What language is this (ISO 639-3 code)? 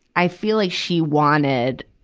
eng